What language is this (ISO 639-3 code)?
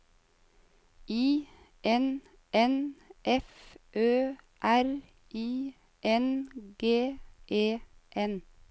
nor